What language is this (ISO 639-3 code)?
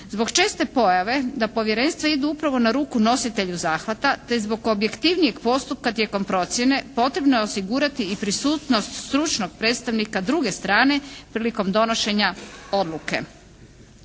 hrv